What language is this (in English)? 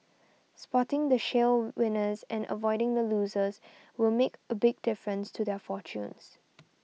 English